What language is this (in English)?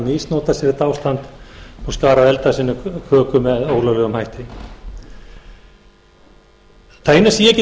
Icelandic